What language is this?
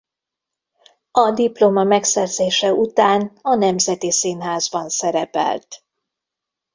Hungarian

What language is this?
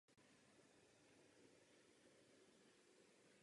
Czech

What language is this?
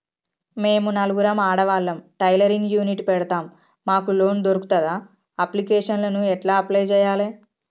Telugu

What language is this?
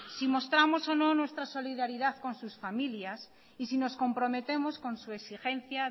Spanish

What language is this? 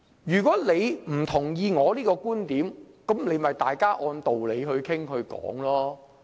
Cantonese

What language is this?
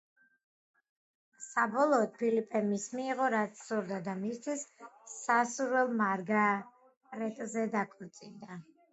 Georgian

